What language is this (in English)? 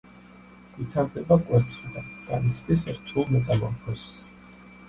Georgian